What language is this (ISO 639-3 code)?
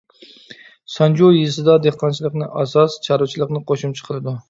uig